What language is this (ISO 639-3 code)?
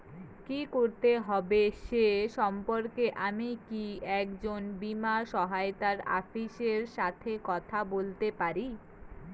ben